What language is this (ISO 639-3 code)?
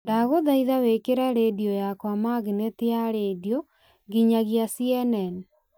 kik